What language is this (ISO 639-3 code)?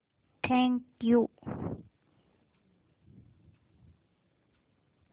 mar